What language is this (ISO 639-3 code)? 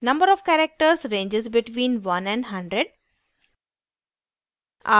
hin